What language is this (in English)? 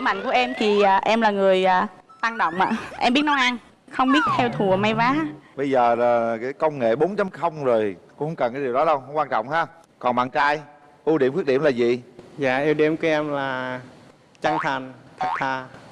Vietnamese